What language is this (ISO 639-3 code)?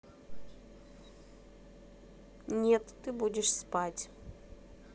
rus